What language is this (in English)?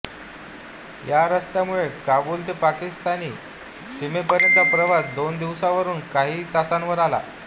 Marathi